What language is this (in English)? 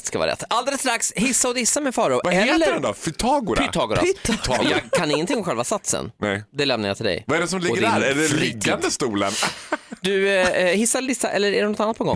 Swedish